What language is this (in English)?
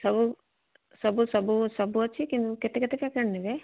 Odia